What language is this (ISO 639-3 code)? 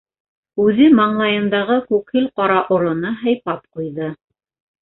bak